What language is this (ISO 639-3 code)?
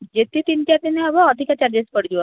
ori